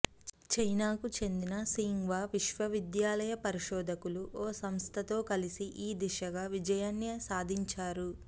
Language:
Telugu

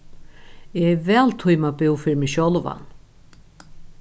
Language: Faroese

